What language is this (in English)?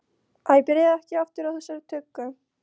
Icelandic